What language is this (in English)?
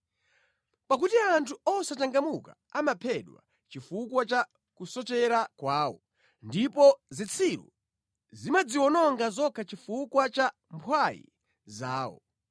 Nyanja